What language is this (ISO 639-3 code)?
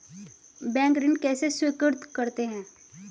hin